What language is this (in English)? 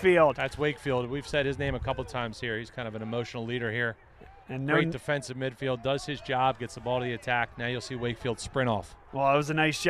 English